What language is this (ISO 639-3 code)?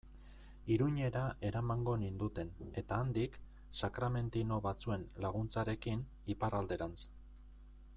eus